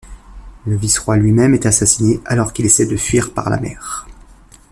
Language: French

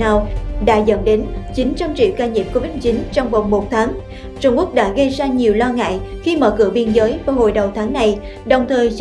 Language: Vietnamese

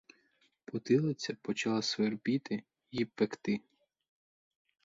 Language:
Ukrainian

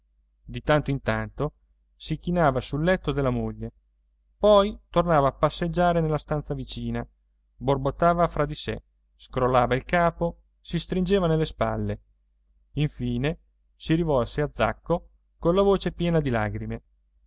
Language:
Italian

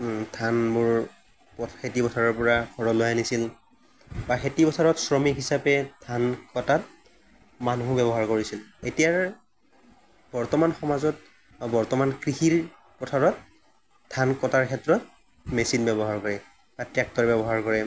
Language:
Assamese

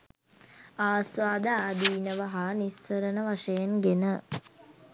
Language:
Sinhala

